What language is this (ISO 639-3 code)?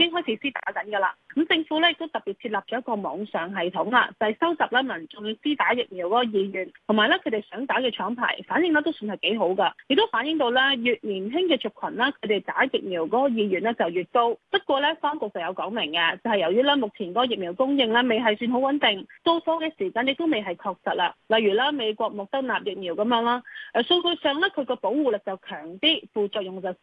zho